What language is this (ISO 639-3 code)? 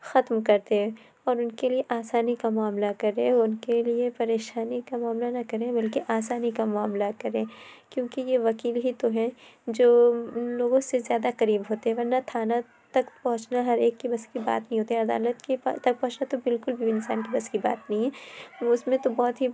urd